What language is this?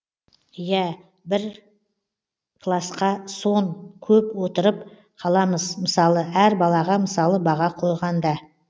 Kazakh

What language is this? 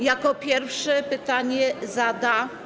Polish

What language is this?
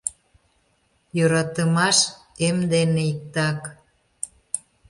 Mari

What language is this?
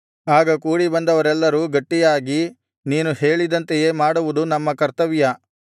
Kannada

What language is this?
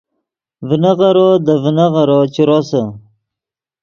Yidgha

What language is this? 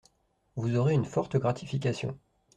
French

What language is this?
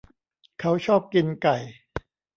Thai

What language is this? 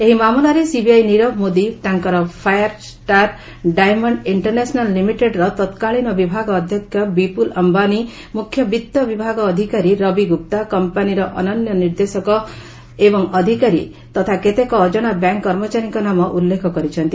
Odia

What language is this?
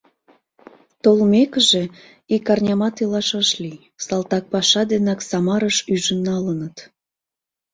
Mari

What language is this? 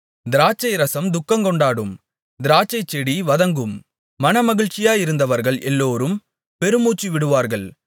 Tamil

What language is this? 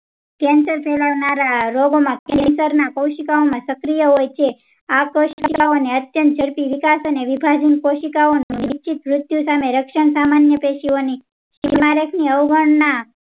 Gujarati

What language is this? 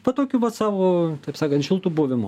Lithuanian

